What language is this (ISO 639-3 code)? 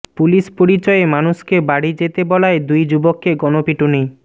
ben